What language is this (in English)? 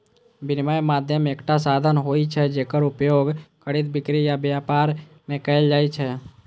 Maithili